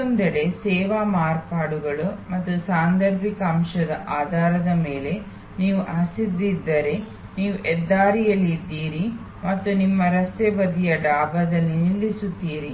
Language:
Kannada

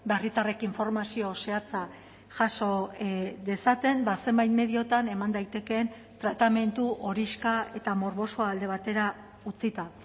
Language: Basque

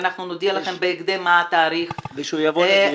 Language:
Hebrew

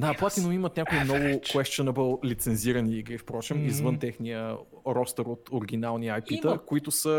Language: Bulgarian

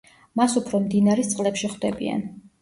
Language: Georgian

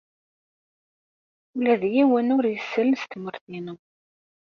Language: Kabyle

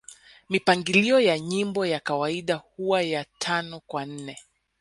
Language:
Swahili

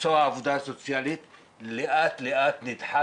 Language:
Hebrew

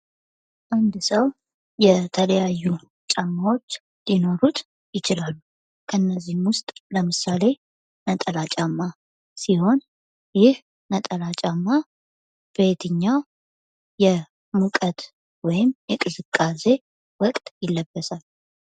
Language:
Amharic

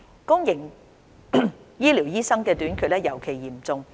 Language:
Cantonese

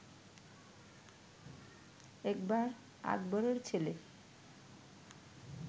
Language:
Bangla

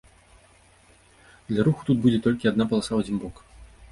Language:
Belarusian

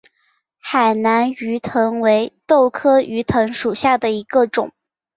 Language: Chinese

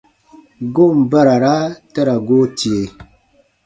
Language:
Baatonum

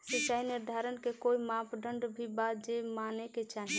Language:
Bhojpuri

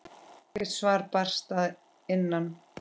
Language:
Icelandic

